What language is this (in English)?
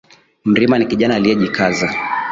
Swahili